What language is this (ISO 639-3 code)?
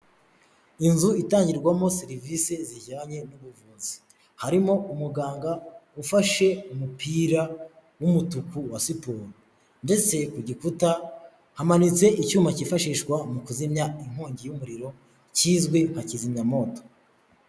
kin